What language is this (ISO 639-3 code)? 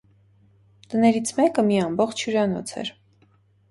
hye